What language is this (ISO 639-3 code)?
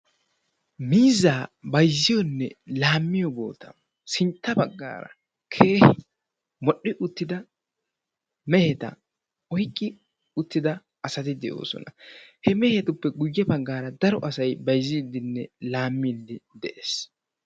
wal